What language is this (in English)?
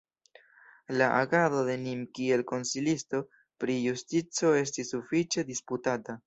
Esperanto